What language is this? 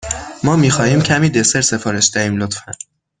Persian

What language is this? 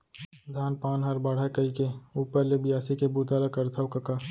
Chhattisgarhi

